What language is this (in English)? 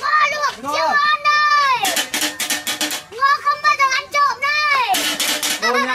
Vietnamese